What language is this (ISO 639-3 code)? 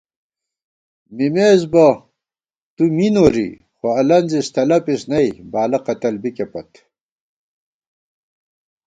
gwt